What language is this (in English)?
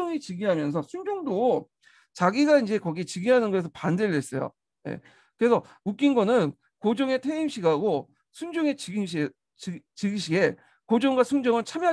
Korean